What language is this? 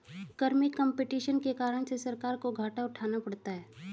Hindi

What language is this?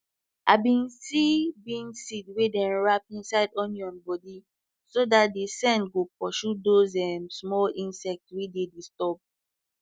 Nigerian Pidgin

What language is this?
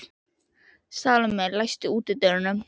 Icelandic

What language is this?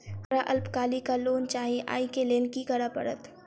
Maithili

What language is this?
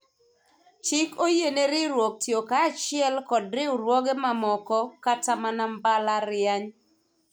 Luo (Kenya and Tanzania)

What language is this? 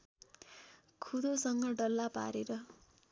Nepali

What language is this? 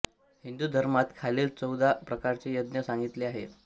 Marathi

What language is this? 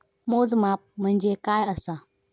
Marathi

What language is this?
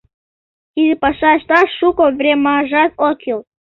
Mari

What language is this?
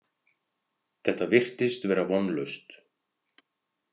Icelandic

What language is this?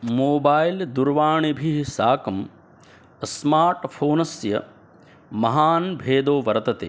Sanskrit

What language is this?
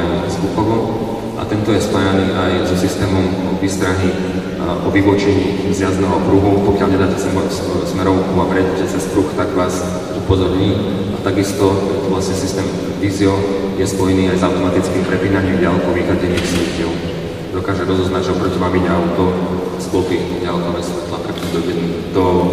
Slovak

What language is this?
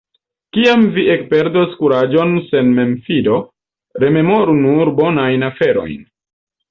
Esperanto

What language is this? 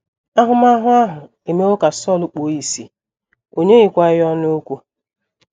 Igbo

